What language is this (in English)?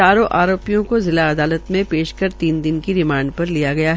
Hindi